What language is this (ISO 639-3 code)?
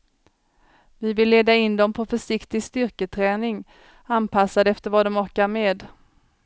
swe